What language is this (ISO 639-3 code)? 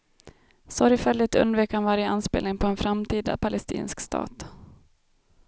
swe